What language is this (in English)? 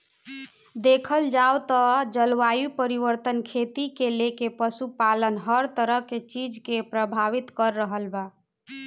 Bhojpuri